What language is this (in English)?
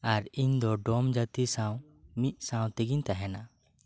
Santali